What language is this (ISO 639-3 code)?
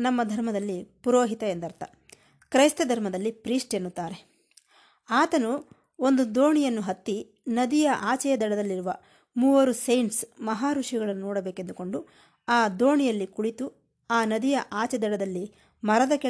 kan